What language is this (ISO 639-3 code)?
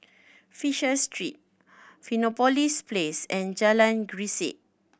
eng